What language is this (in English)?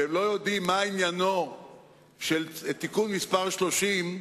Hebrew